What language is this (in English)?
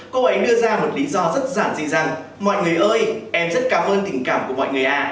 Vietnamese